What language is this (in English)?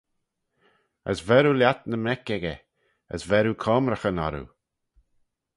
Manx